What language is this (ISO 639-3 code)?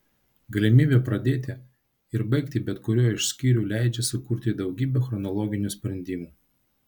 lit